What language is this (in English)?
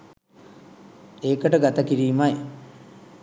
Sinhala